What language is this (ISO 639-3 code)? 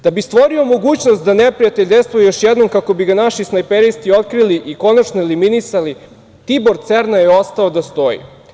srp